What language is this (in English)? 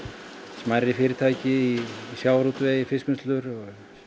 Icelandic